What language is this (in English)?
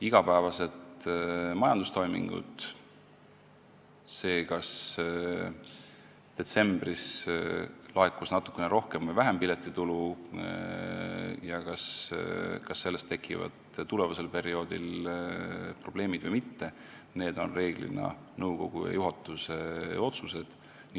Estonian